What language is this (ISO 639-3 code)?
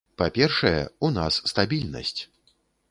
bel